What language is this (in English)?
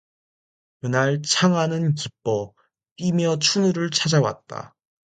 Korean